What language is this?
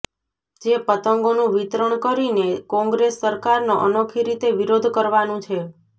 Gujarati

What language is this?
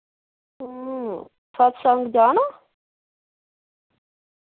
Dogri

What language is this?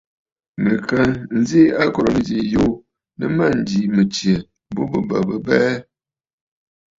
Bafut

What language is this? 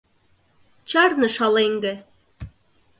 Mari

